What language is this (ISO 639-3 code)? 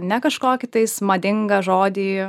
lit